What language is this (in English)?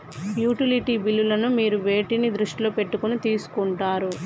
Telugu